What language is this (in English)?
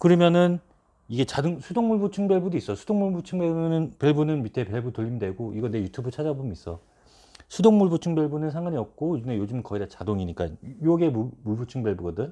Korean